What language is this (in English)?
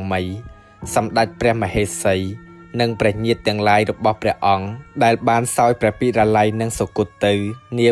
Thai